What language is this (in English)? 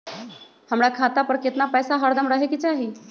Magahi